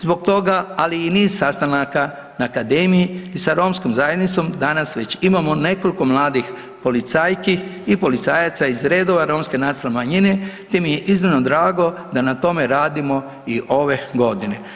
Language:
Croatian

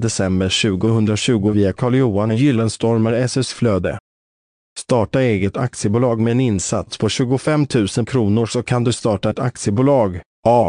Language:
Swedish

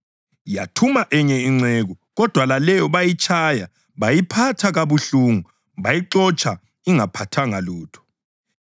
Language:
North Ndebele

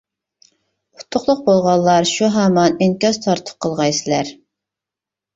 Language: Uyghur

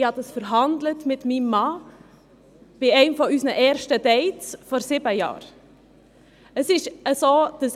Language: Swiss German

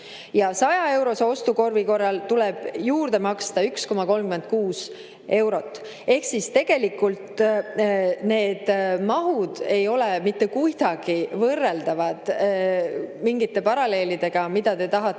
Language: Estonian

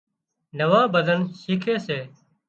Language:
Wadiyara Koli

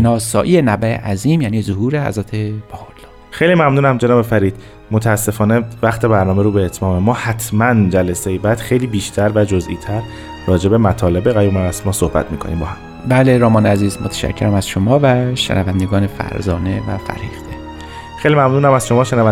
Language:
Persian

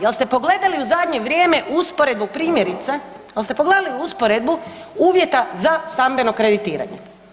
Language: Croatian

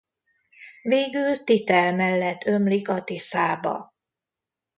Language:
Hungarian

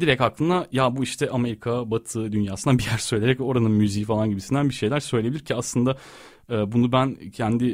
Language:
Turkish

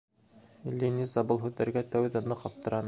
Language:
Bashkir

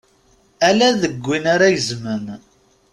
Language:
Kabyle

